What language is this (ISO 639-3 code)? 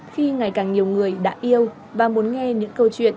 vie